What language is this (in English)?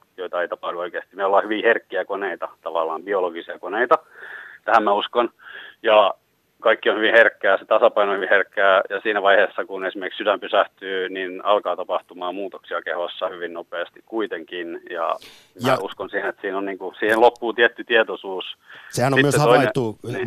Finnish